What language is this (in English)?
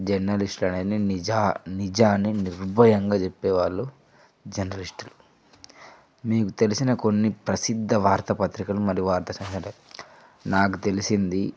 Telugu